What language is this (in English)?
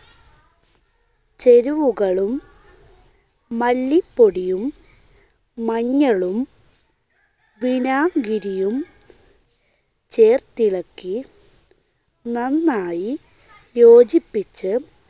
Malayalam